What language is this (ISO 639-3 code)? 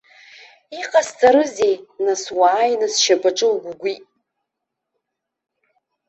abk